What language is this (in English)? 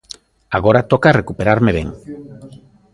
Galician